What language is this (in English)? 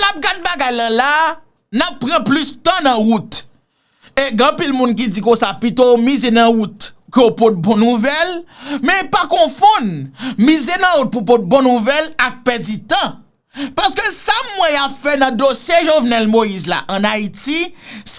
French